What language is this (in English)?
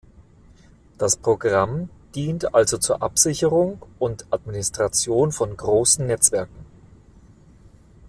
German